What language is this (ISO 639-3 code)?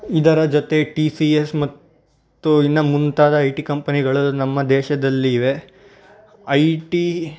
kan